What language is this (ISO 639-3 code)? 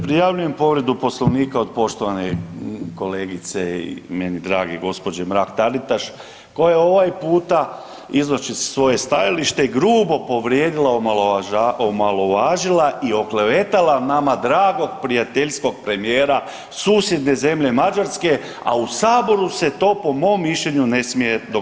hrv